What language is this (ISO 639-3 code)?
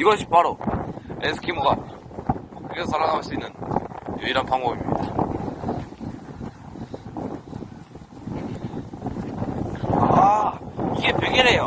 kor